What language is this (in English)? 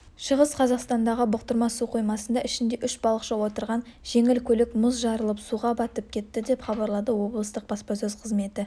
Kazakh